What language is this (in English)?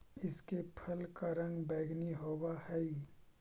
Magahi